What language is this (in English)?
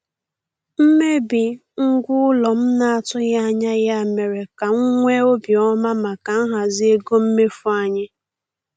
Igbo